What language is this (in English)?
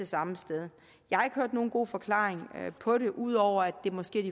Danish